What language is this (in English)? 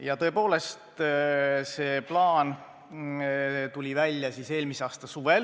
Estonian